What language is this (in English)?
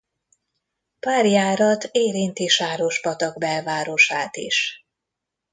Hungarian